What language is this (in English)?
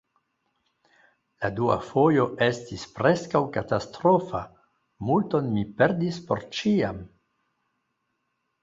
Esperanto